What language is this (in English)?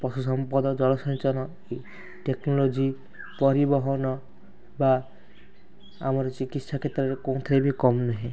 Odia